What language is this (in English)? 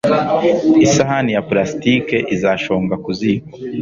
Kinyarwanda